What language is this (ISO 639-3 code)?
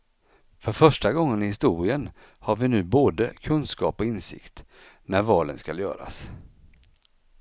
swe